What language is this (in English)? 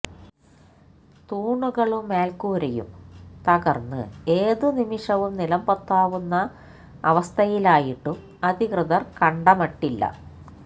Malayalam